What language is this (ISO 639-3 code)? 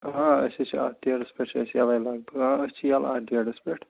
kas